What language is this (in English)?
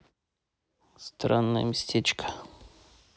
Russian